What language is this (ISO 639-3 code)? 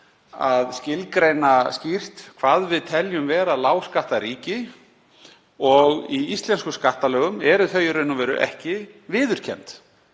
isl